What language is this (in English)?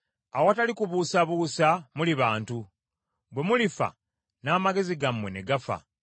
Ganda